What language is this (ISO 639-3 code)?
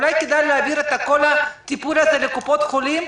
heb